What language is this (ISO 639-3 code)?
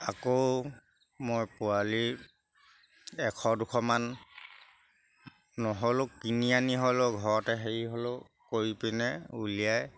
asm